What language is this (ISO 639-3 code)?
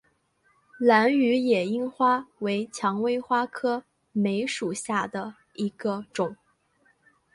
zho